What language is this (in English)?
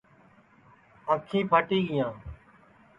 Sansi